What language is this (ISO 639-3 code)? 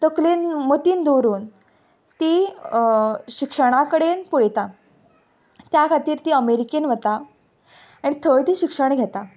kok